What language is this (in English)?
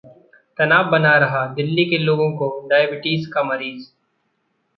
Hindi